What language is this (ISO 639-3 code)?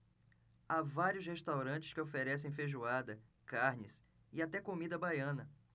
por